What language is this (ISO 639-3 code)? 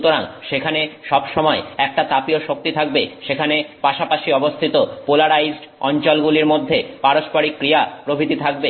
ben